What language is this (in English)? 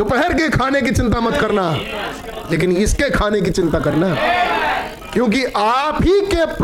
Hindi